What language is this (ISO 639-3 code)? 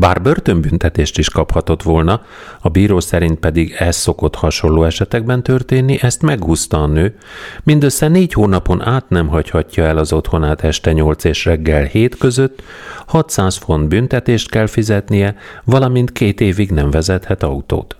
hun